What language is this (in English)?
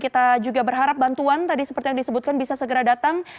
Indonesian